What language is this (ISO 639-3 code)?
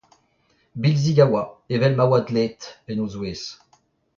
bre